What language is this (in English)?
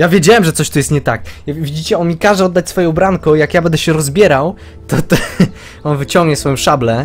Polish